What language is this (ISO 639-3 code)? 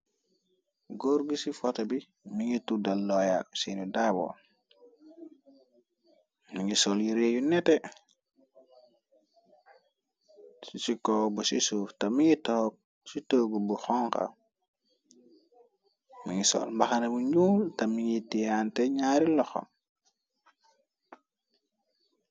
wol